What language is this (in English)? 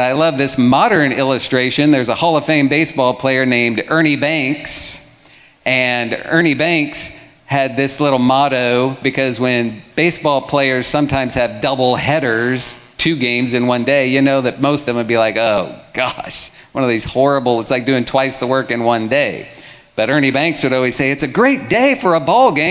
English